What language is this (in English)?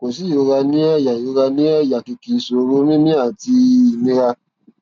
Yoruba